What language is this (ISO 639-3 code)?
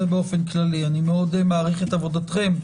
heb